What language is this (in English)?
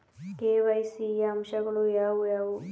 Kannada